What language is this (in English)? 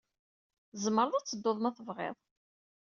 Kabyle